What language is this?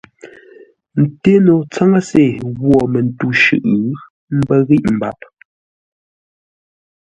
Ngombale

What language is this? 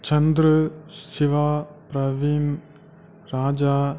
Tamil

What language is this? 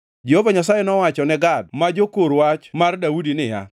Luo (Kenya and Tanzania)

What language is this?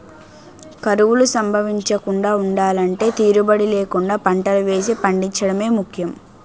Telugu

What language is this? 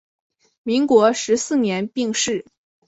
Chinese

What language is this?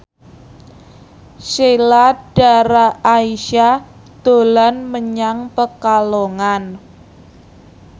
Javanese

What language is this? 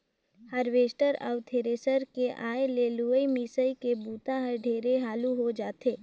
Chhattisgarhi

